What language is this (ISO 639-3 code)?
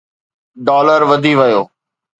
snd